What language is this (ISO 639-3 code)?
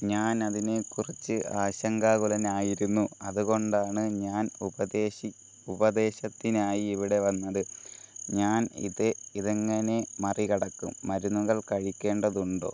mal